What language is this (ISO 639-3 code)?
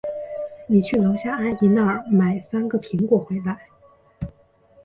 zho